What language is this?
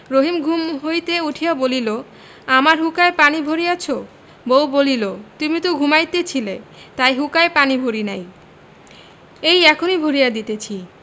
Bangla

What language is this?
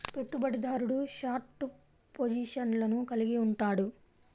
Telugu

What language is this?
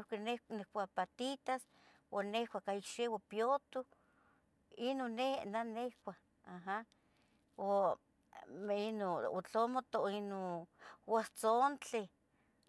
Tetelcingo Nahuatl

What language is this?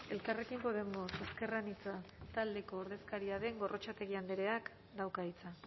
Basque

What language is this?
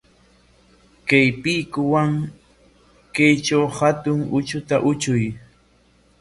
Corongo Ancash Quechua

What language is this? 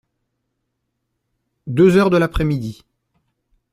French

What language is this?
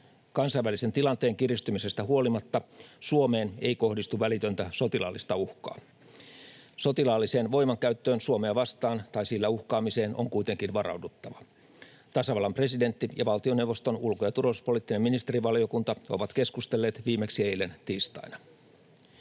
Finnish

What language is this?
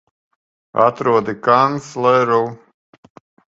Latvian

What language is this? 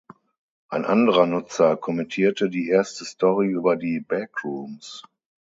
German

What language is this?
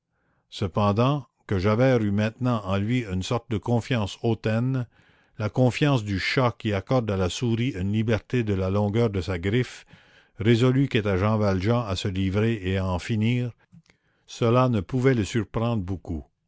French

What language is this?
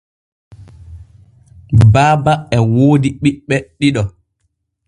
Borgu Fulfulde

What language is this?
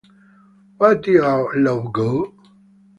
Italian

